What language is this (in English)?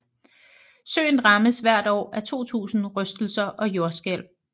Danish